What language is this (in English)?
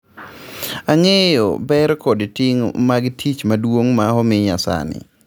Luo (Kenya and Tanzania)